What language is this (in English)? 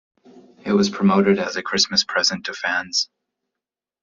English